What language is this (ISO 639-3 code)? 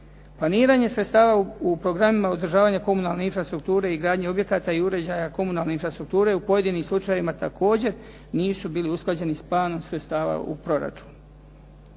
hrv